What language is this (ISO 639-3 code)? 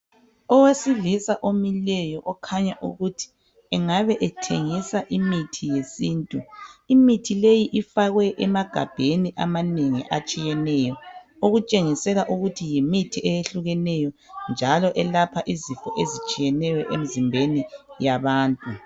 nde